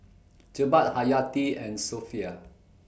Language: English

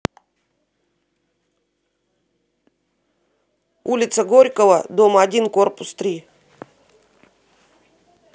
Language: Russian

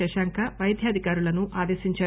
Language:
Telugu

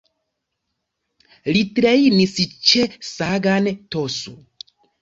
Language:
Esperanto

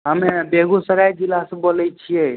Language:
Maithili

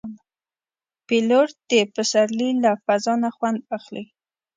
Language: Pashto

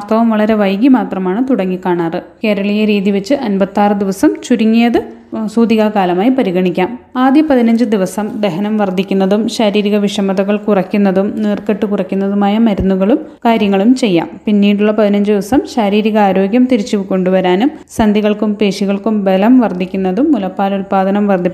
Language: Malayalam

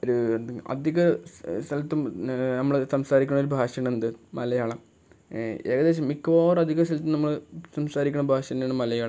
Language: Malayalam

